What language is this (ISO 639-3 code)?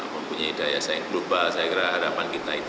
ind